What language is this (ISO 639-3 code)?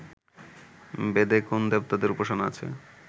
ben